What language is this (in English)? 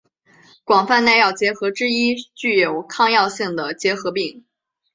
Chinese